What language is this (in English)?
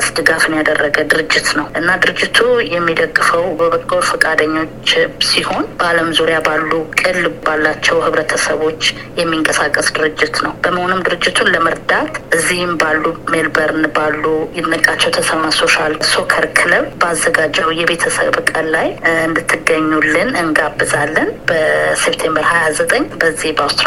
Amharic